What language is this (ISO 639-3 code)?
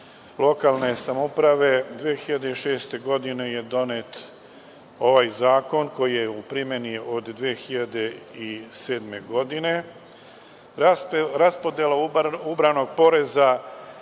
srp